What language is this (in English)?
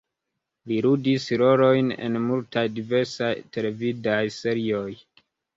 Esperanto